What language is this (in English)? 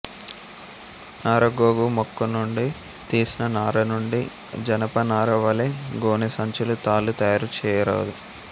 Telugu